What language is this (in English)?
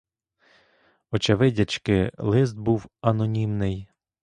Ukrainian